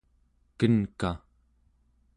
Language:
Central Yupik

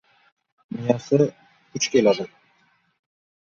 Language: Uzbek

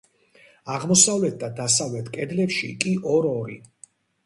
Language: Georgian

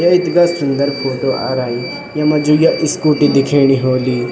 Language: Garhwali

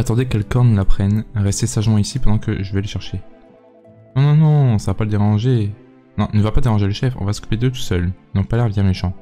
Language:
French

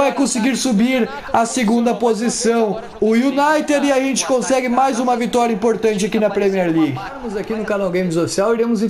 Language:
Portuguese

